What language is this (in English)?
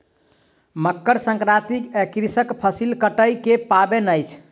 Maithili